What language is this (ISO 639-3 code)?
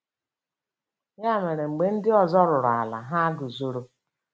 ibo